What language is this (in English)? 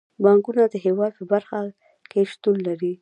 Pashto